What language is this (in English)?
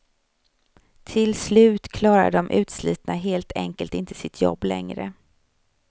Swedish